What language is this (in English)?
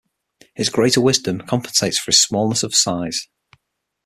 English